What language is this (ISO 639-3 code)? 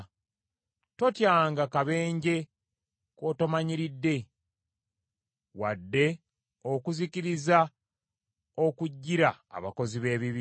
lug